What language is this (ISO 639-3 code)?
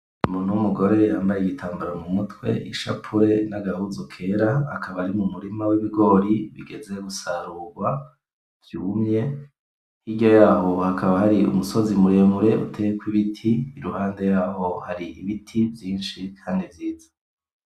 run